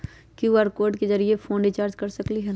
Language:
Magahi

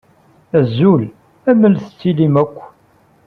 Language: Kabyle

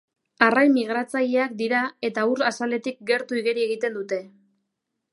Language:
Basque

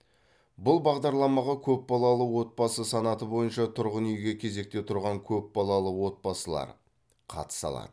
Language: Kazakh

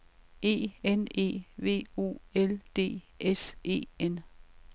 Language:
Danish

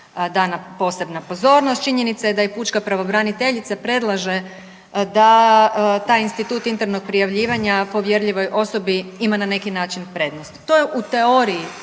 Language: Croatian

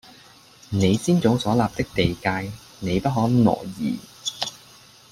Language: Cantonese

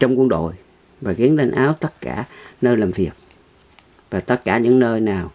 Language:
Vietnamese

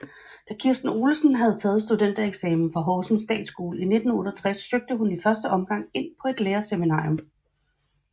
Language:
Danish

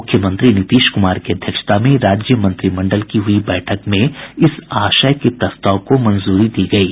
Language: Hindi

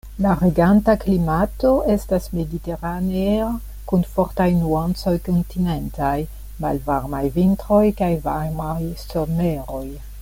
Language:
Esperanto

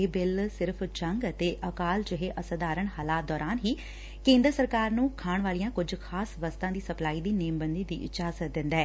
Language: Punjabi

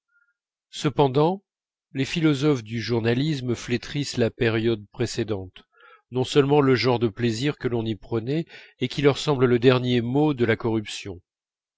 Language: French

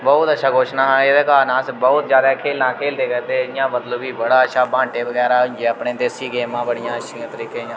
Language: Dogri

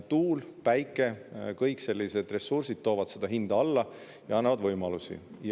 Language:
Estonian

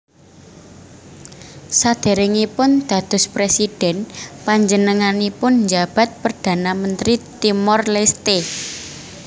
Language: Javanese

